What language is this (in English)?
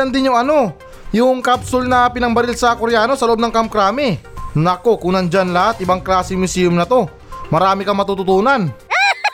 Filipino